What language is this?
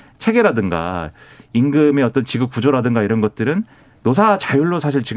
Korean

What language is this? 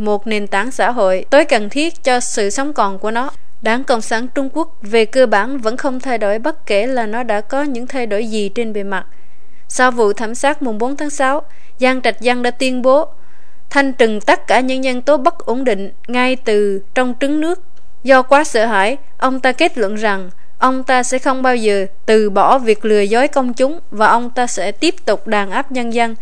Vietnamese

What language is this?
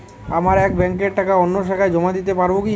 Bangla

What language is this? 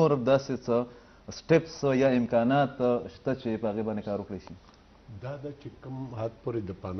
Arabic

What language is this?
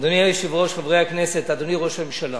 Hebrew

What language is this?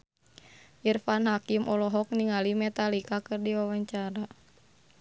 Sundanese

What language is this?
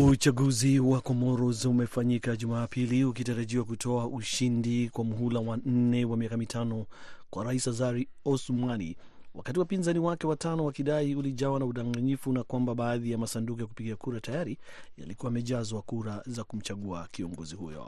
Swahili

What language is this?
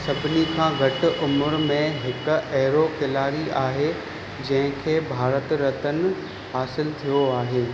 Sindhi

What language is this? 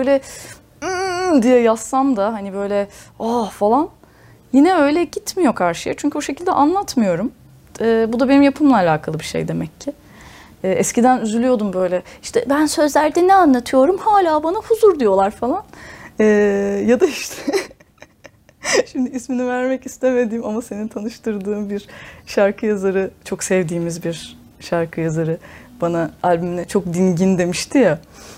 Turkish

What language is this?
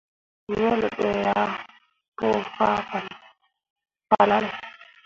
Mundang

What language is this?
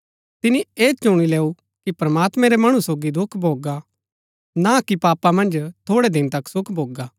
Gaddi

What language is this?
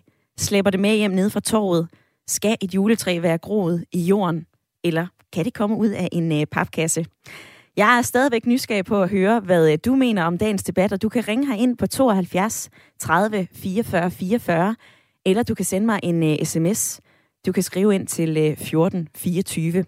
Danish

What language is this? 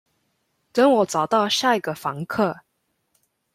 Chinese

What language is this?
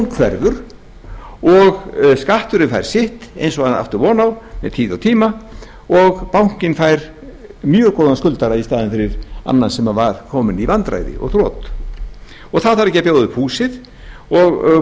Icelandic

